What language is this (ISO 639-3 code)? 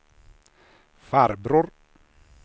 swe